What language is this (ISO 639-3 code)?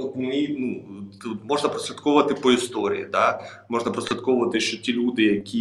ukr